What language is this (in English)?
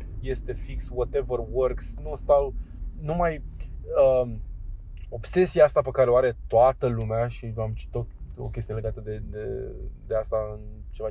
Romanian